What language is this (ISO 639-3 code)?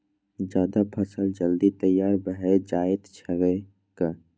mai